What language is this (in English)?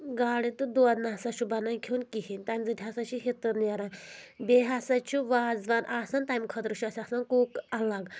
Kashmiri